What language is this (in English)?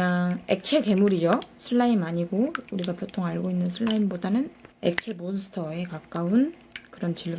Korean